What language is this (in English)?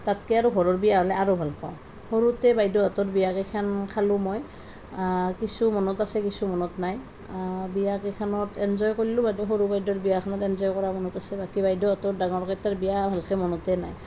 Assamese